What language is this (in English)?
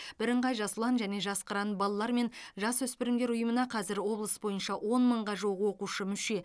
Kazakh